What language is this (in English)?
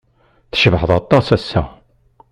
Kabyle